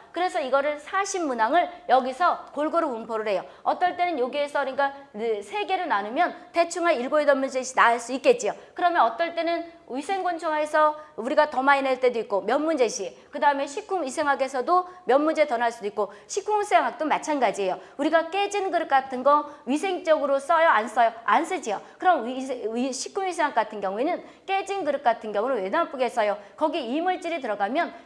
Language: Korean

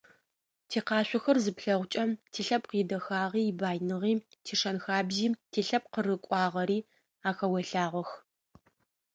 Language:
Adyghe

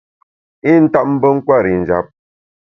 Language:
Bamun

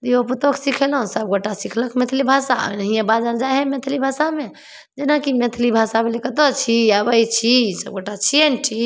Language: Maithili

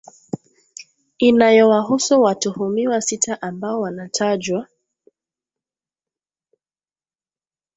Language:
Swahili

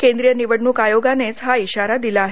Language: Marathi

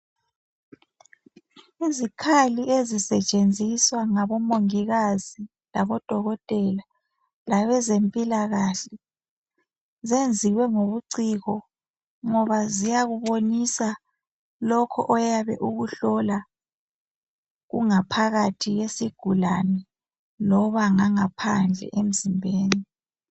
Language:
North Ndebele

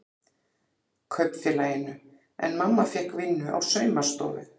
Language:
Icelandic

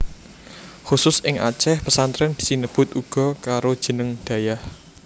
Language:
Javanese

